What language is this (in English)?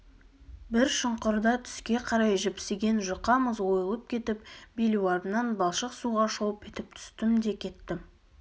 Kazakh